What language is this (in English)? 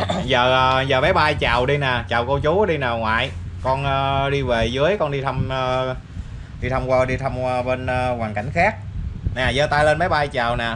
Vietnamese